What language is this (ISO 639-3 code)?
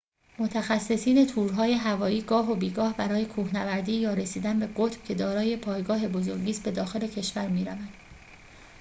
fas